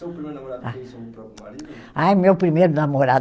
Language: Portuguese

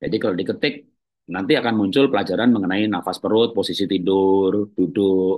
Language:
Indonesian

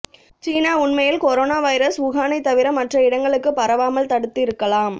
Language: Tamil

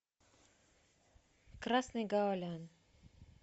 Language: Russian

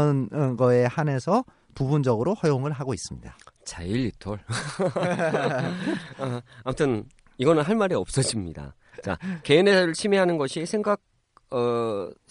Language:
Korean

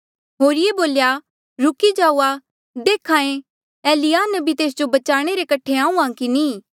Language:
Mandeali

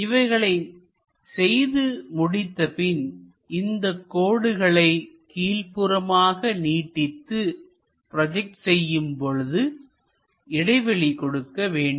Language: Tamil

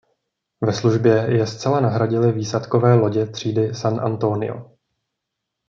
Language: Czech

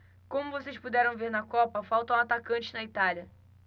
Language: Portuguese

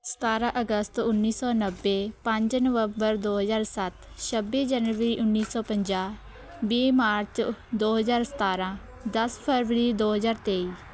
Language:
Punjabi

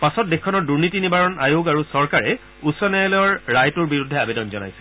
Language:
Assamese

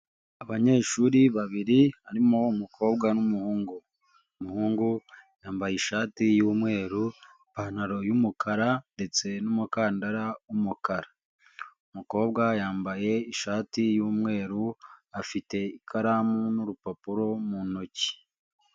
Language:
Kinyarwanda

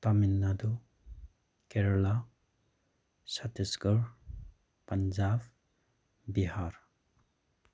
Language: Manipuri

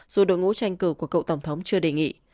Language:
Vietnamese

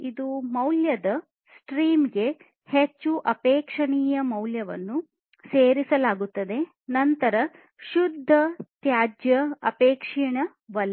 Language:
Kannada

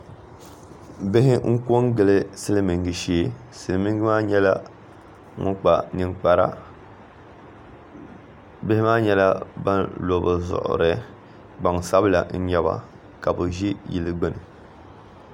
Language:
Dagbani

